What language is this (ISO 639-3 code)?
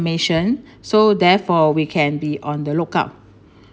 eng